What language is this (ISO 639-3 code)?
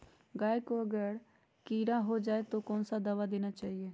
mag